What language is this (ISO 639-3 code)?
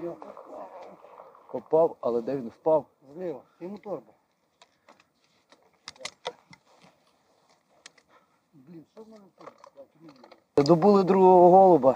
ukr